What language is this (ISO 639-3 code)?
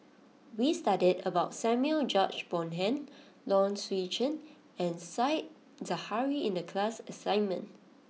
eng